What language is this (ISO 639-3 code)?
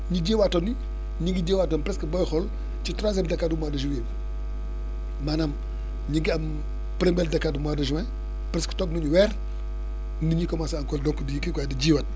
wol